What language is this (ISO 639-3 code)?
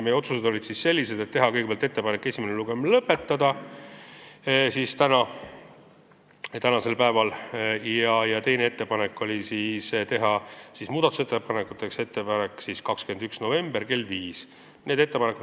est